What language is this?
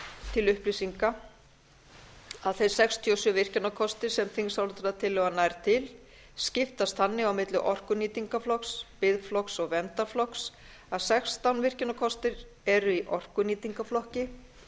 Icelandic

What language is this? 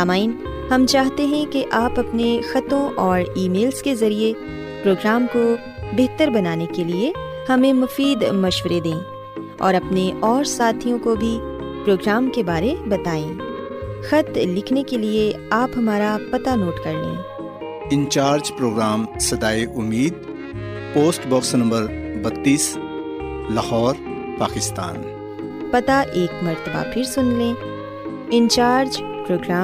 Urdu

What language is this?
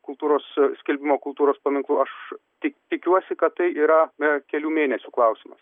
Lithuanian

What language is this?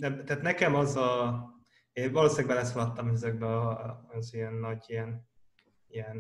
Hungarian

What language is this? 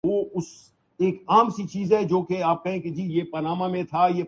Urdu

